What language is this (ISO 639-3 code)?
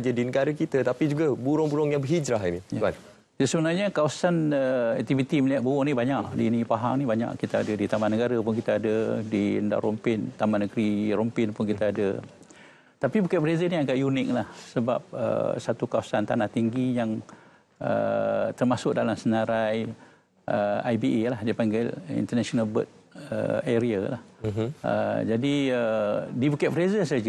msa